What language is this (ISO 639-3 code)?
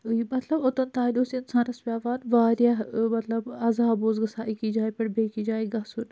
kas